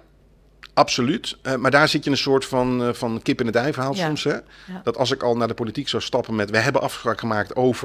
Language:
Dutch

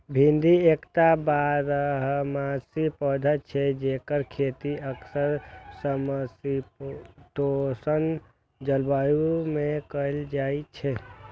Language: Maithili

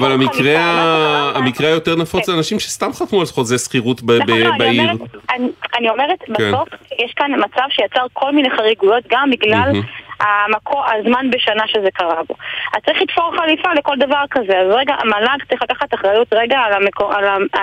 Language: Hebrew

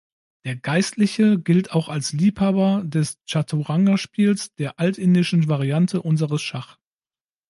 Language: German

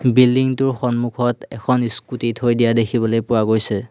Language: Assamese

